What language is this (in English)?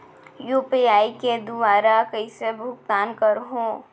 Chhattisgarhi